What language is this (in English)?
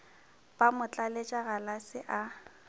Northern Sotho